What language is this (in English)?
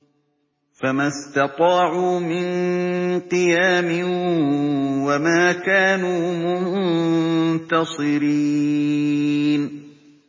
Arabic